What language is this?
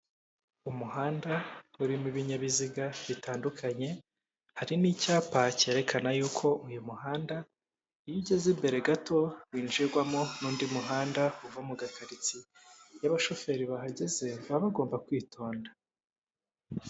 Kinyarwanda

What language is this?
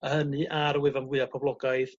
Welsh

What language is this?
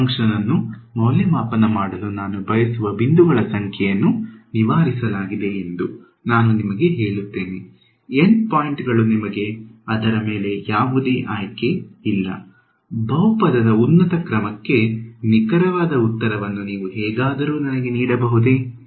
Kannada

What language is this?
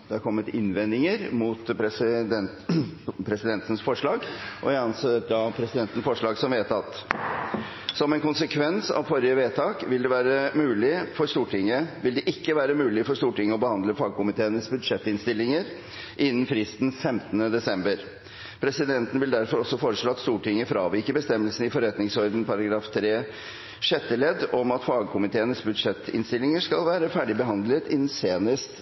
Norwegian Bokmål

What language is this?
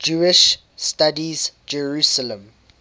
English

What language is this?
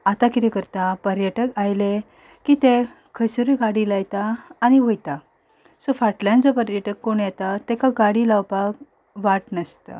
Konkani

